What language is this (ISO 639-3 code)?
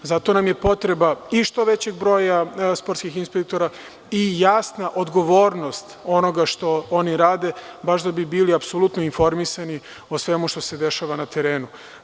srp